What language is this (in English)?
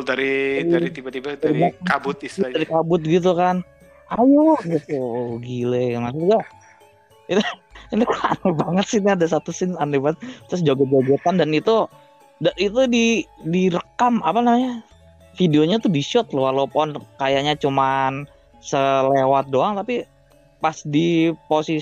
Indonesian